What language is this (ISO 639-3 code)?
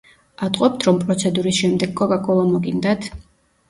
kat